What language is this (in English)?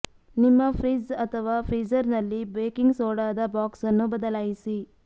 Kannada